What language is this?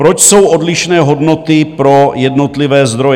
Czech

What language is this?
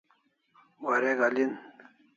Kalasha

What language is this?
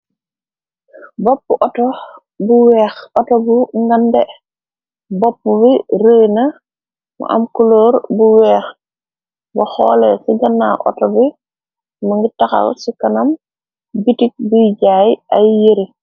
Wolof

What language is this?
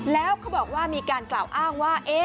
Thai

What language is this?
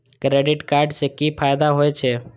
Maithili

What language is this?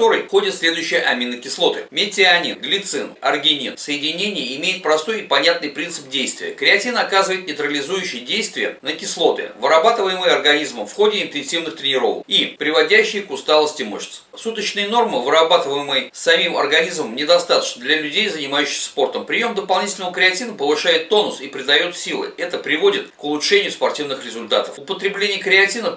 Russian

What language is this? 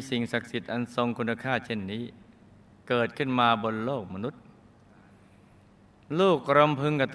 Thai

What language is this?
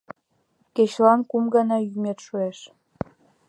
Mari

